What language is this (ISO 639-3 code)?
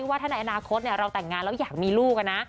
tha